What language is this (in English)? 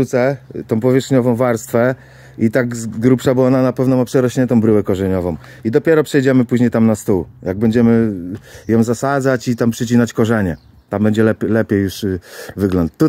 Polish